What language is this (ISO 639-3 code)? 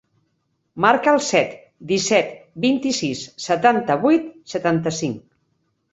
cat